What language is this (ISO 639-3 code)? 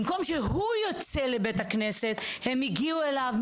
heb